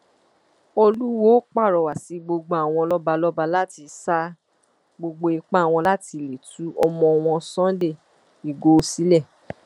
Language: Yoruba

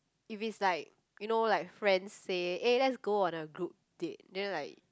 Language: English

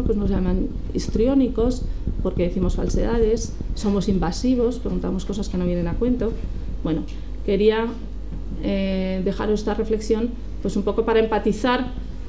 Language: Spanish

